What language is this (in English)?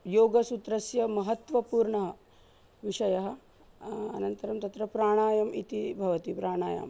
Sanskrit